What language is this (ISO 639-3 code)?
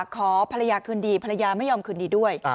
tha